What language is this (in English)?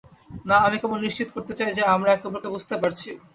Bangla